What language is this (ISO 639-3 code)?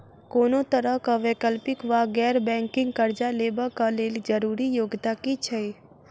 mai